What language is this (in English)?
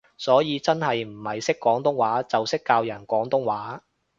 Cantonese